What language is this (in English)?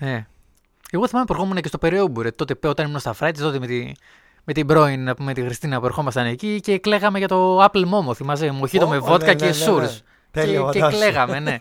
Greek